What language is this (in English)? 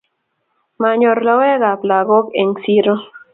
Kalenjin